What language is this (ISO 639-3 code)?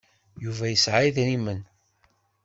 kab